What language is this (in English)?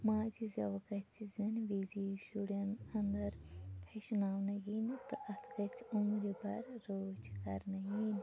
Kashmiri